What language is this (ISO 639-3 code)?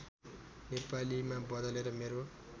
nep